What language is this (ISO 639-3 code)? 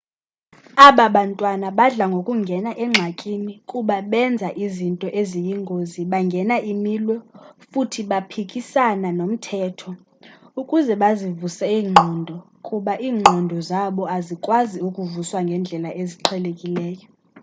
xho